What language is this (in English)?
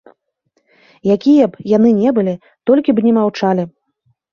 Belarusian